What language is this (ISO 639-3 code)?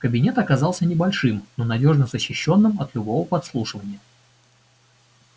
rus